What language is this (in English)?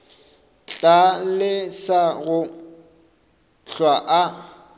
Northern Sotho